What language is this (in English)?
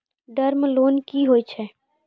Maithili